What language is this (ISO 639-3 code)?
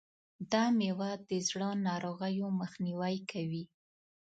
pus